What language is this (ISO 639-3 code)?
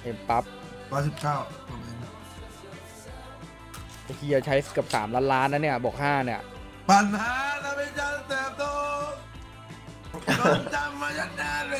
tha